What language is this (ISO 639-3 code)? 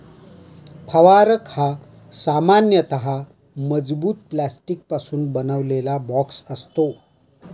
mar